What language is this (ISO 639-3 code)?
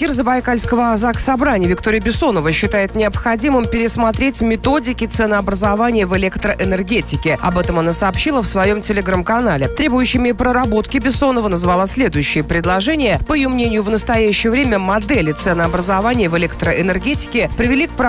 rus